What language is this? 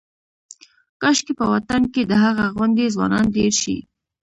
Pashto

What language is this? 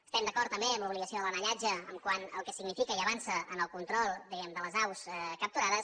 Catalan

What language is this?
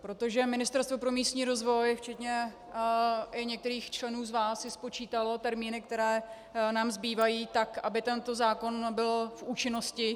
Czech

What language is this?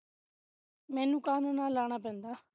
Punjabi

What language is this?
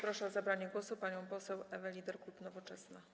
Polish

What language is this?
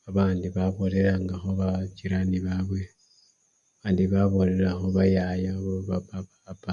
Luyia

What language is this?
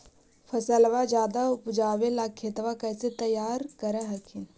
Magahi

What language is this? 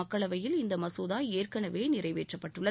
Tamil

